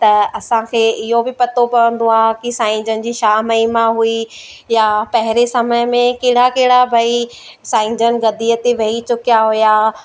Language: Sindhi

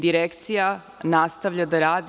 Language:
Serbian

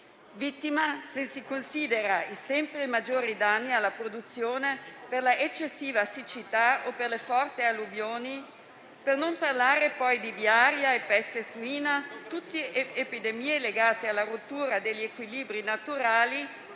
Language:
Italian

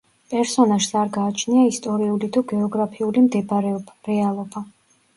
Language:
Georgian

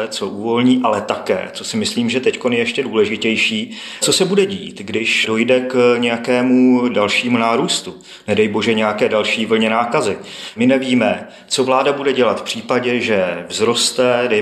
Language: Czech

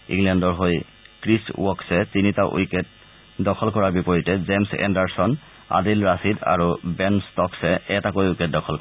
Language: Assamese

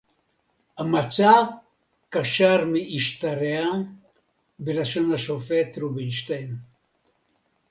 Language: Hebrew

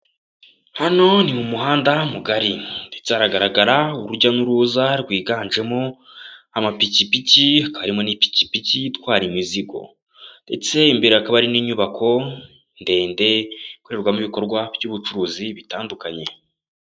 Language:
Kinyarwanda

